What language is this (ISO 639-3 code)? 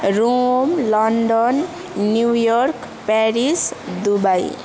nep